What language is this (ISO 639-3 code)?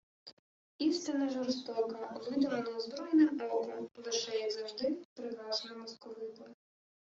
ukr